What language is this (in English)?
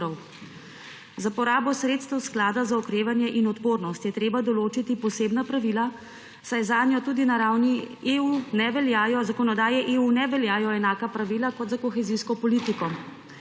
Slovenian